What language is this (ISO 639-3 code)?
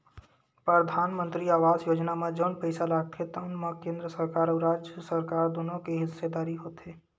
hne